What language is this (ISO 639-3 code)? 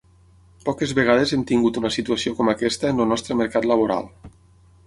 cat